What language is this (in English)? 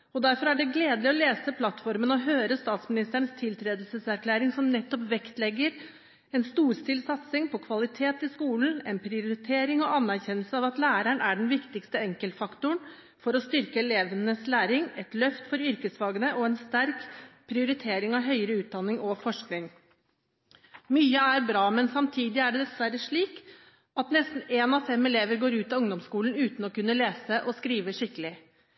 Norwegian Bokmål